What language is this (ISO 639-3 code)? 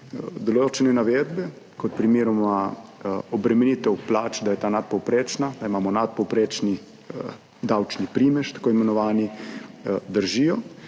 slv